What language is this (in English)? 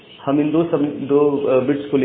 Hindi